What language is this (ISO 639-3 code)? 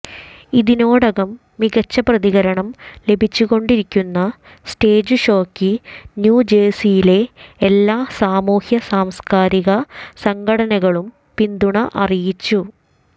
mal